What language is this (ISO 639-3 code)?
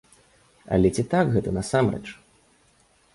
bel